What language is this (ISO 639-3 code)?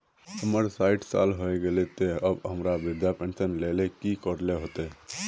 mag